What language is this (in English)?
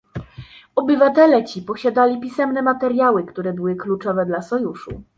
Polish